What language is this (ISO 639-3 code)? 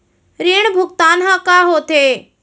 hne